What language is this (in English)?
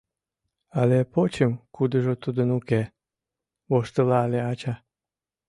Mari